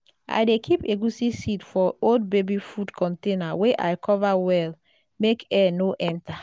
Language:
Nigerian Pidgin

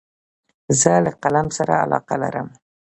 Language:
Pashto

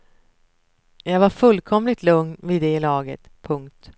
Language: Swedish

